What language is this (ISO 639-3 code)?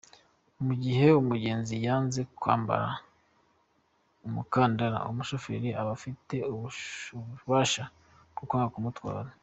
kin